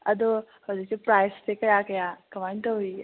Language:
Manipuri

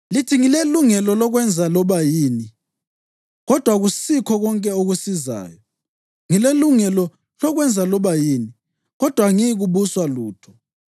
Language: North Ndebele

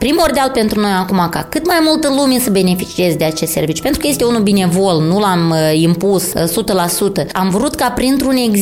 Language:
Romanian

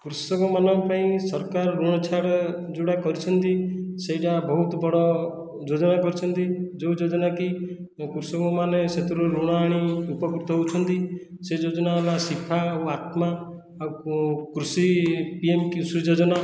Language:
Odia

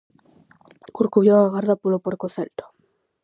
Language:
Galician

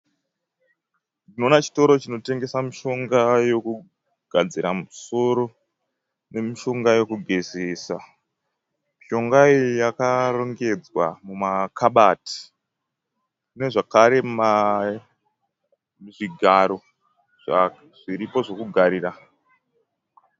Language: Shona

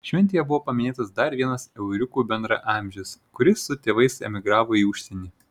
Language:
Lithuanian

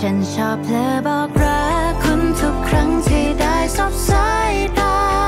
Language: Thai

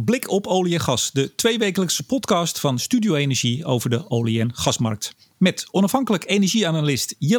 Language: Dutch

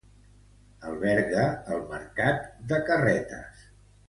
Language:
Catalan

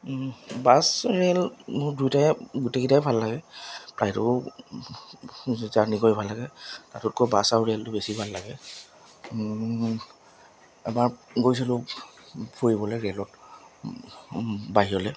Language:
Assamese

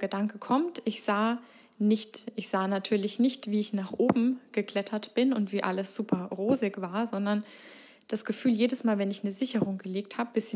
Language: German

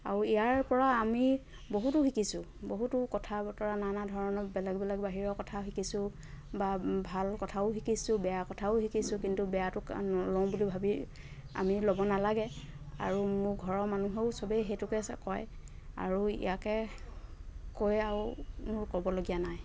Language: Assamese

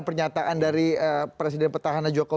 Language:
Indonesian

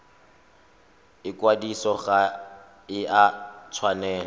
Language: Tswana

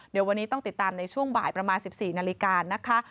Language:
Thai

